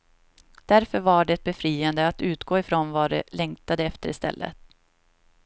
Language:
Swedish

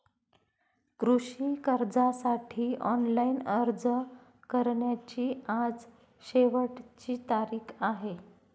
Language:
Marathi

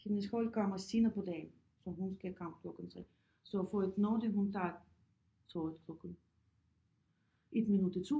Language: Danish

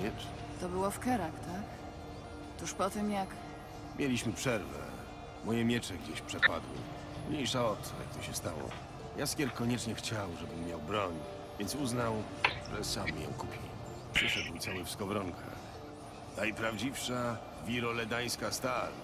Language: Polish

